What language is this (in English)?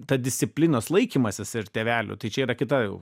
Lithuanian